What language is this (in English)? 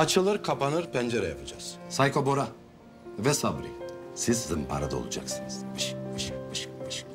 Turkish